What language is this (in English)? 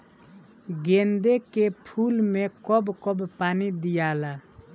Bhojpuri